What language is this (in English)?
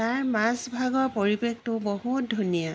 Assamese